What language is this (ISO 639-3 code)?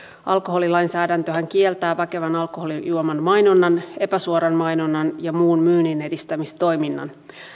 fin